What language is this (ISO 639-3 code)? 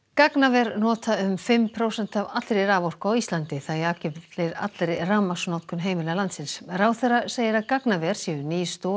isl